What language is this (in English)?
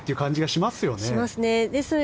Japanese